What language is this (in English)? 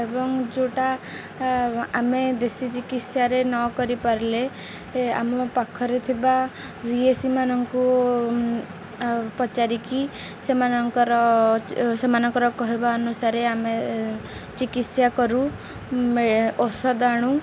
Odia